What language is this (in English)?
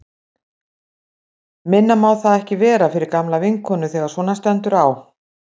Icelandic